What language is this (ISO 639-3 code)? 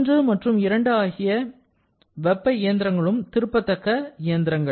tam